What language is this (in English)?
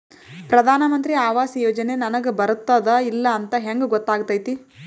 Kannada